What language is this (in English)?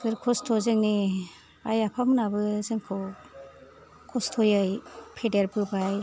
Bodo